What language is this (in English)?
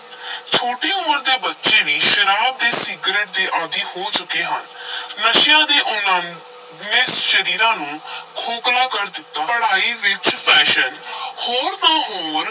Punjabi